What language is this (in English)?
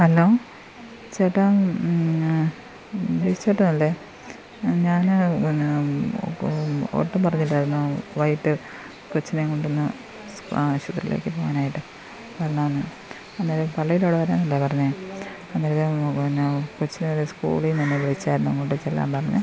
Malayalam